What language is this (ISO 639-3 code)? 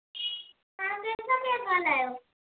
snd